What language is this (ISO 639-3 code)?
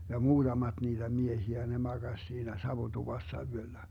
fin